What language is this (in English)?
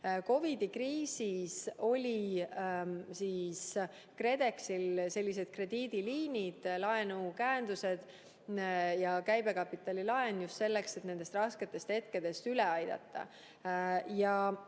Estonian